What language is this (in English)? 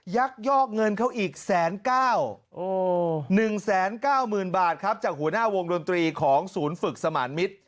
Thai